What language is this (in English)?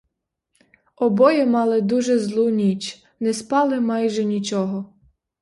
Ukrainian